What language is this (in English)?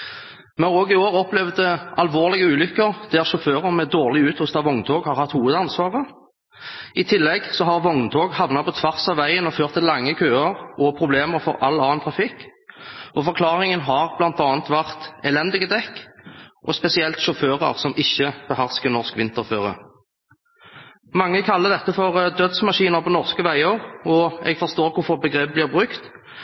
Norwegian Bokmål